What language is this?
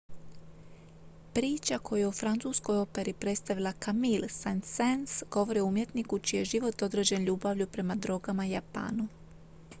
Croatian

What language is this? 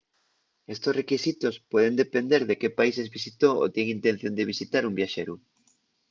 Asturian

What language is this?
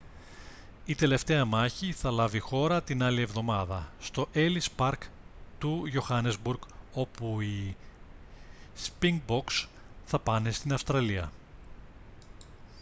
Greek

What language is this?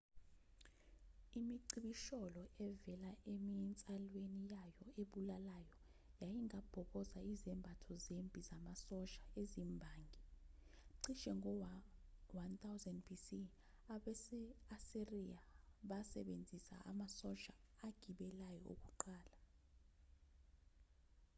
Zulu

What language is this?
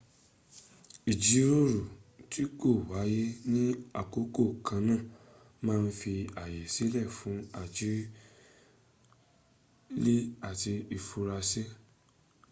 Yoruba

